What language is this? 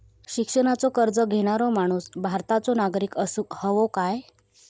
Marathi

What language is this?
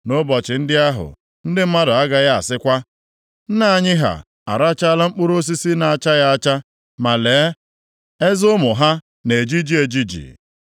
Igbo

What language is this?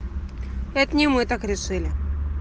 Russian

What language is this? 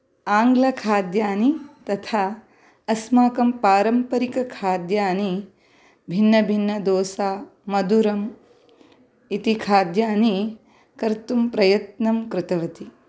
Sanskrit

